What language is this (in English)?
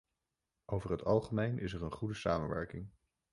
Dutch